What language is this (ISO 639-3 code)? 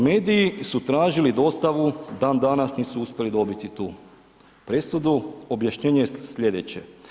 hrv